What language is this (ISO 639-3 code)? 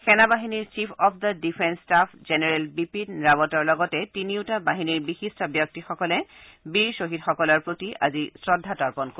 asm